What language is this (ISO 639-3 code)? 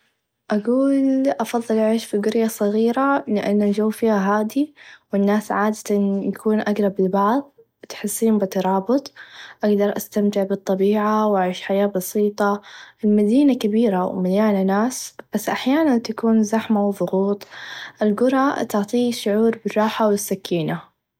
ars